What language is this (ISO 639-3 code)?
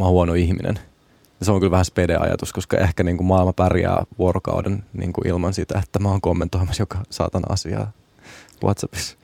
fin